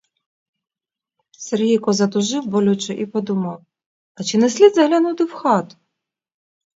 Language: Ukrainian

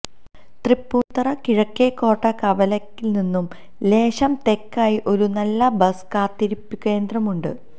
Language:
Malayalam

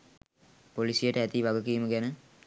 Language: Sinhala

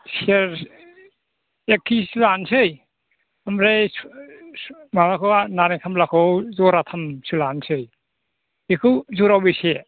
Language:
Bodo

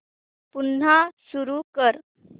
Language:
Marathi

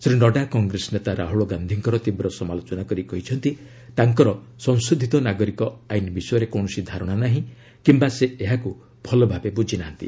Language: Odia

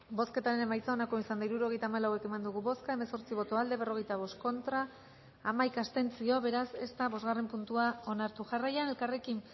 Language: Basque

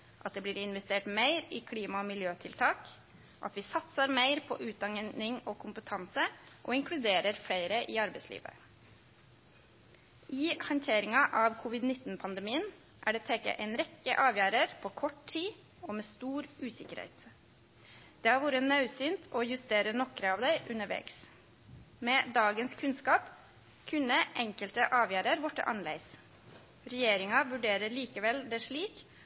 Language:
Norwegian Nynorsk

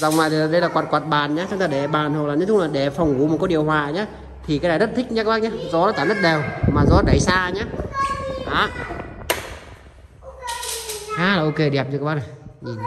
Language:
Vietnamese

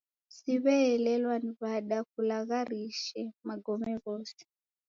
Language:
Taita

